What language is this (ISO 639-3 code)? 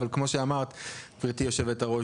heb